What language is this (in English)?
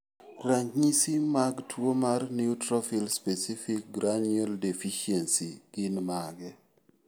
Luo (Kenya and Tanzania)